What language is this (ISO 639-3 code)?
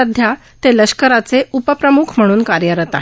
mar